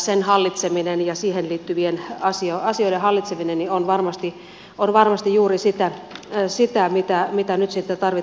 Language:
Finnish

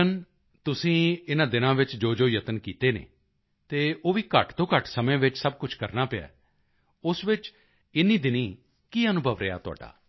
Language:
Punjabi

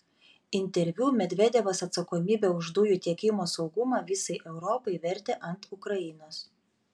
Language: Lithuanian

